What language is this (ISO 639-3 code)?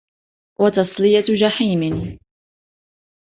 ara